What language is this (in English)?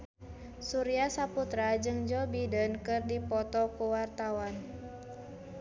Sundanese